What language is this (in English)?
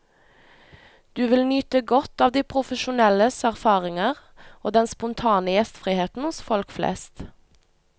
Norwegian